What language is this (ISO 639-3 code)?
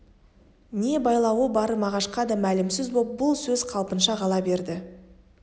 kaz